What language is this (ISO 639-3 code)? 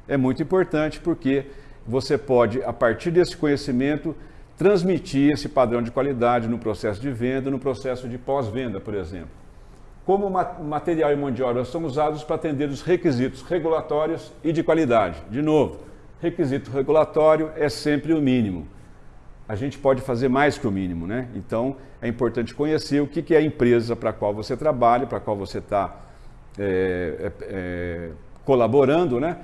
por